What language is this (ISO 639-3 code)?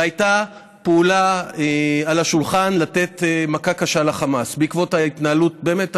heb